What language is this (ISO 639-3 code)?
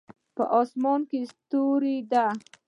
pus